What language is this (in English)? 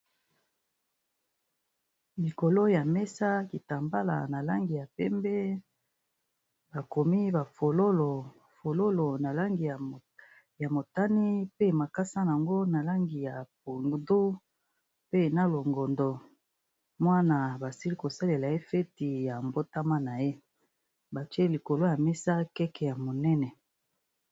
Lingala